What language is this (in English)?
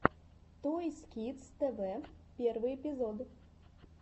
Russian